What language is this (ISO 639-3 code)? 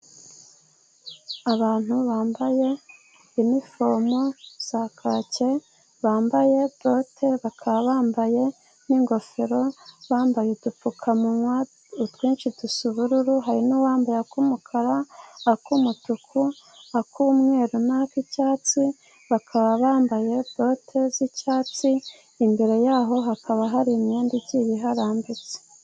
kin